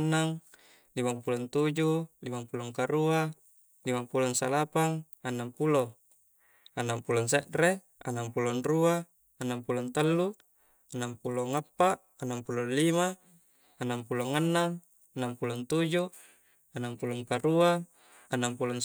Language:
Coastal Konjo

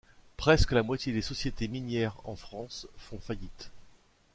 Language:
French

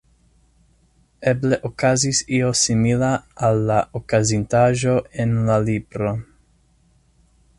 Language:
Esperanto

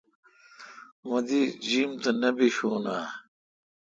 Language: Kalkoti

